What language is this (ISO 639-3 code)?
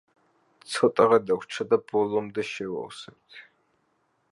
kat